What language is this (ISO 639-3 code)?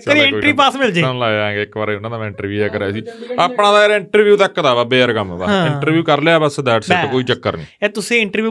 pan